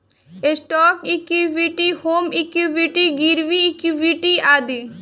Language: Bhojpuri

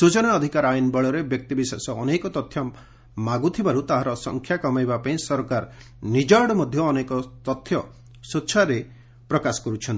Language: Odia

